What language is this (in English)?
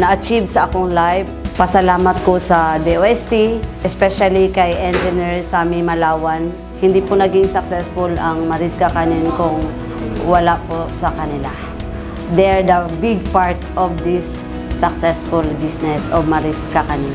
Filipino